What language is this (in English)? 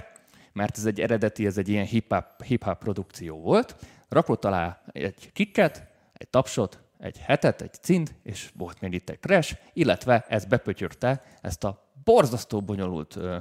Hungarian